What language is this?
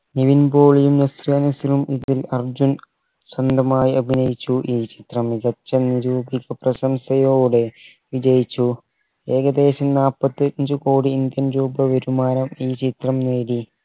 Malayalam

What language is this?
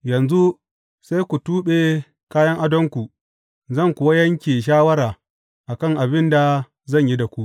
Hausa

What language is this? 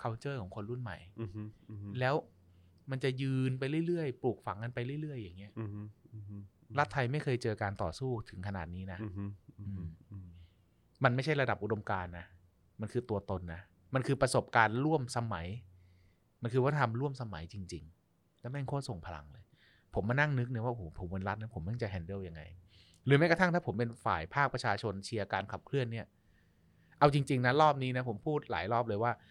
Thai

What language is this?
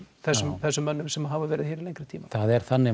Icelandic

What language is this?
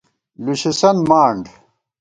Gawar-Bati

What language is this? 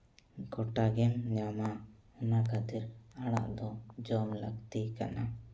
Santali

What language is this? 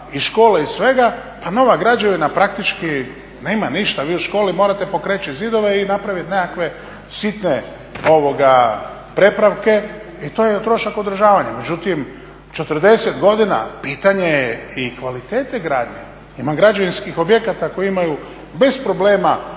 Croatian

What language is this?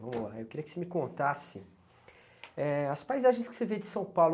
Portuguese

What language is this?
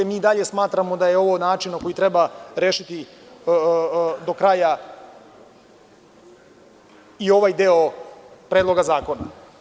Serbian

